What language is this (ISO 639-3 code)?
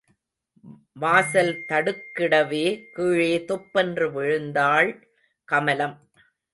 tam